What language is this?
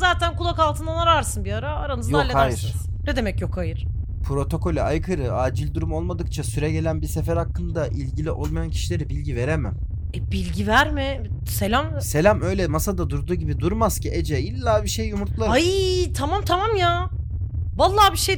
Turkish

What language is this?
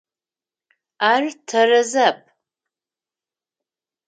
Adyghe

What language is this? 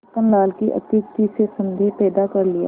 Hindi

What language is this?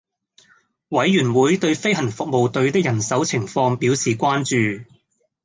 Cantonese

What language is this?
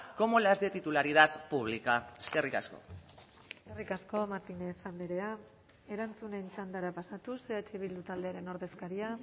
Basque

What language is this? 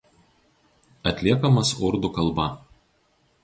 Lithuanian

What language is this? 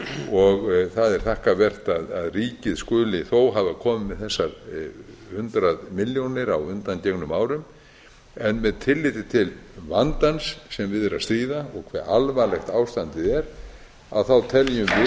Icelandic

